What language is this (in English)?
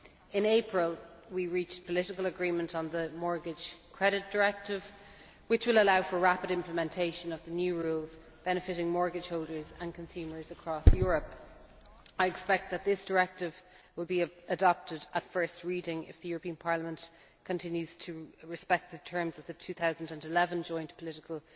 English